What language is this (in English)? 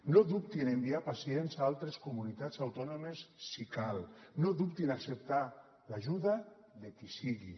Catalan